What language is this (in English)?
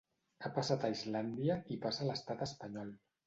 Catalan